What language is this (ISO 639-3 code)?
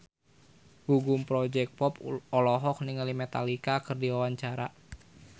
sun